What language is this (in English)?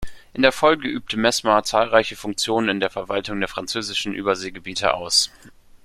German